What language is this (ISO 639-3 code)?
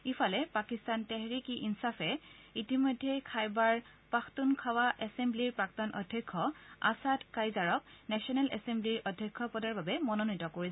asm